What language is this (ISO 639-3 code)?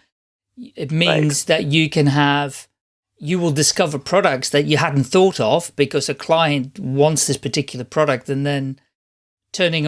eng